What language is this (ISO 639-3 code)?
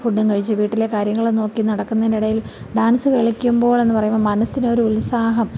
mal